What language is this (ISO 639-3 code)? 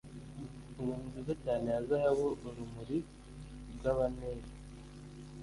kin